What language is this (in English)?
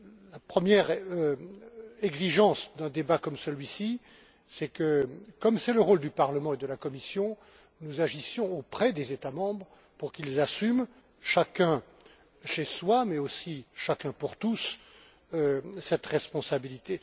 French